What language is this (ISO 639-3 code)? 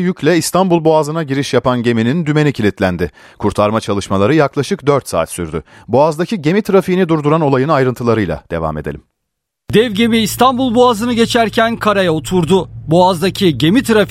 tur